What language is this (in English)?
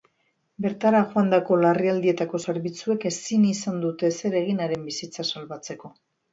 Basque